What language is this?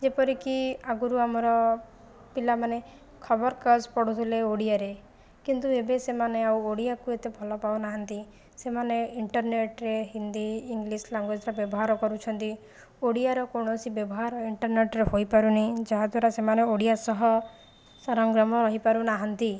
Odia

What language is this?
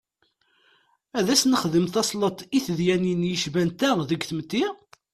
Kabyle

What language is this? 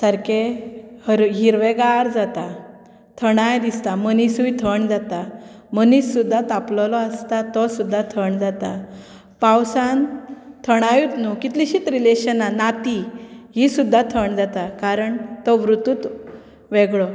Konkani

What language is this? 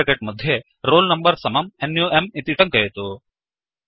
Sanskrit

